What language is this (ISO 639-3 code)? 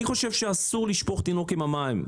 heb